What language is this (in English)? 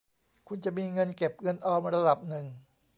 Thai